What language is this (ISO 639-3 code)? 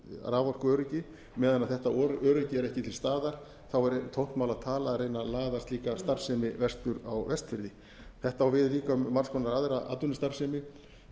isl